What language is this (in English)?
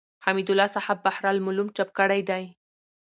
Pashto